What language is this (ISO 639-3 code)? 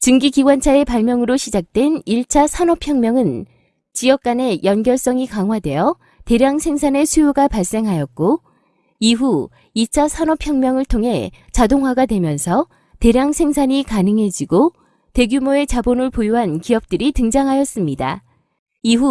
kor